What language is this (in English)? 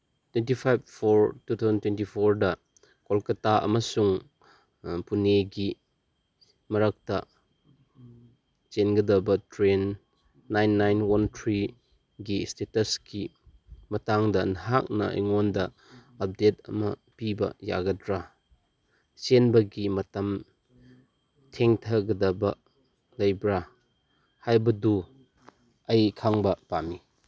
Manipuri